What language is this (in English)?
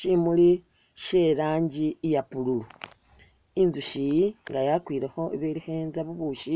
Masaaba